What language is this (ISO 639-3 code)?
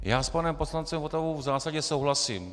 ces